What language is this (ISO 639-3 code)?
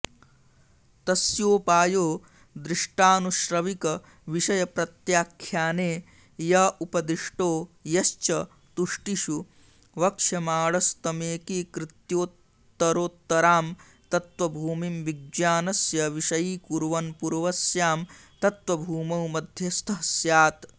san